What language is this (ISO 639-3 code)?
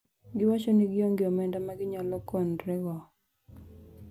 luo